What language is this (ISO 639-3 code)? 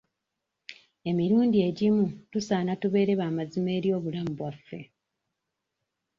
lug